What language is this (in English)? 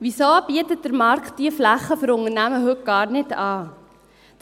Swiss German